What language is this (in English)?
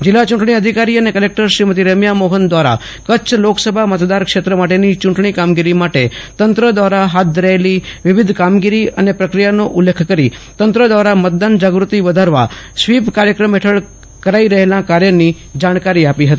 Gujarati